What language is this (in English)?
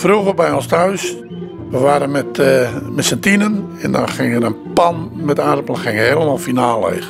Dutch